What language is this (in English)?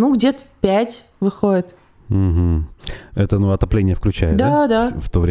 Russian